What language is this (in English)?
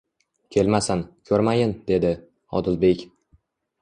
Uzbek